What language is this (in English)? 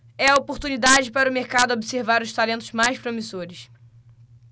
Portuguese